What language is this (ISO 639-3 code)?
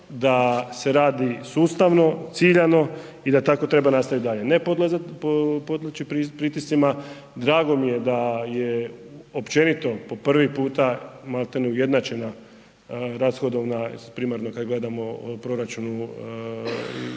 hrv